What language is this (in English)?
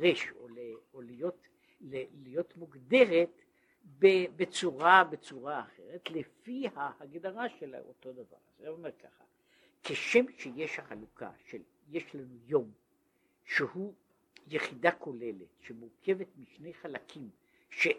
Hebrew